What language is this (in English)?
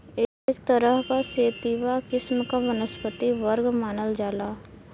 Bhojpuri